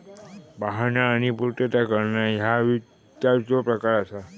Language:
Marathi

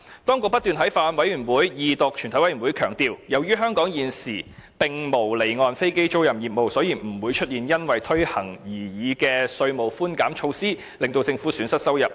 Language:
Cantonese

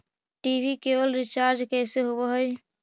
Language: Magahi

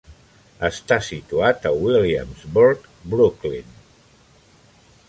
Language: Catalan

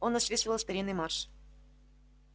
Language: Russian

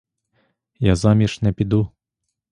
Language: Ukrainian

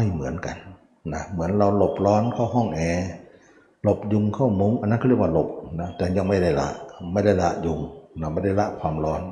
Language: Thai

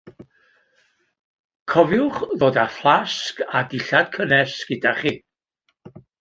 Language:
Welsh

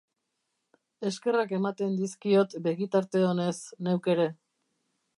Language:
Basque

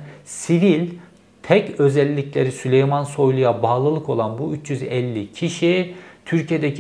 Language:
Turkish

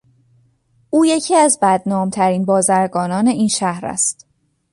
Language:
Persian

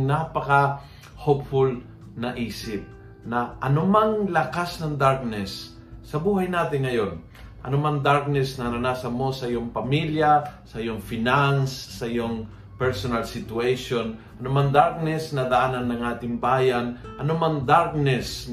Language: Filipino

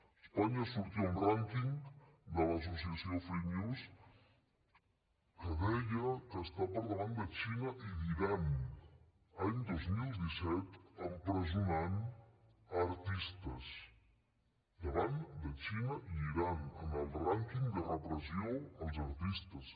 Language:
Catalan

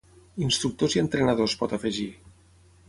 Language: Catalan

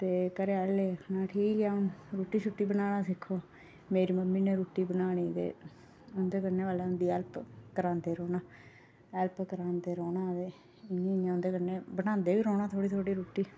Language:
Dogri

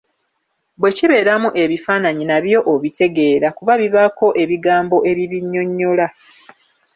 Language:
Ganda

